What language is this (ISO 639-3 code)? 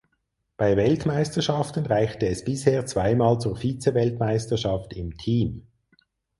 deu